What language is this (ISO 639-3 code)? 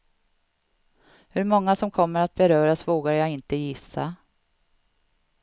swe